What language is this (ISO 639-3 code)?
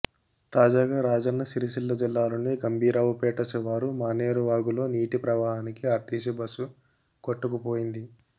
tel